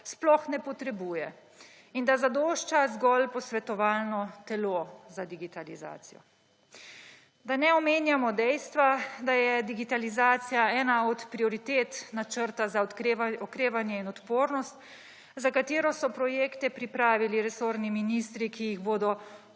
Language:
Slovenian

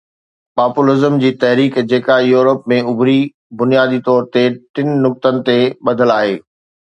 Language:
Sindhi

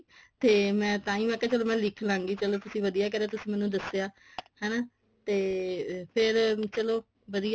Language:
Punjabi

